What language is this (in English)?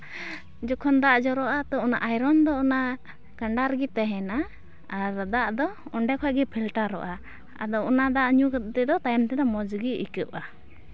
Santali